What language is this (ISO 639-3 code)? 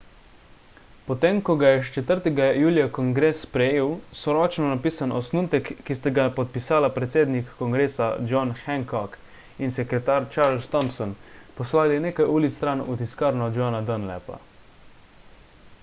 slv